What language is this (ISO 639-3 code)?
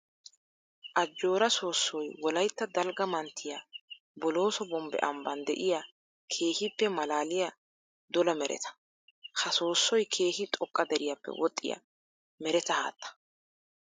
wal